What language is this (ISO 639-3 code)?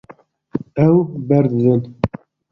kur